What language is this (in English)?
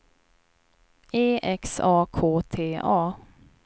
Swedish